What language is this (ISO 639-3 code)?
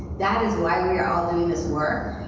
eng